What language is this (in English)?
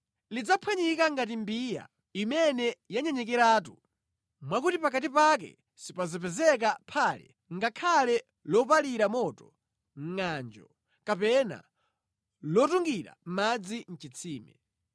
Nyanja